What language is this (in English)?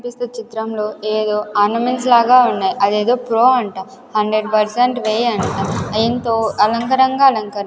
Telugu